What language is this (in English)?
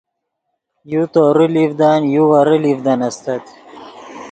Yidgha